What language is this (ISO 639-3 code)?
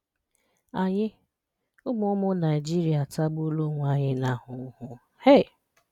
ibo